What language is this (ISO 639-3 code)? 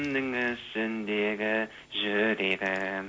kaz